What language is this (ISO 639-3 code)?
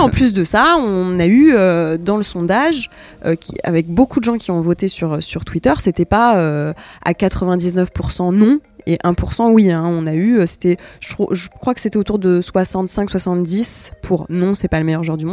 fra